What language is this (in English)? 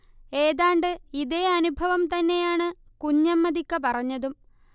Malayalam